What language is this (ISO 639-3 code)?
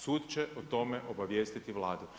hrv